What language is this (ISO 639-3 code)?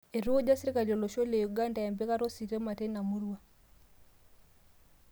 mas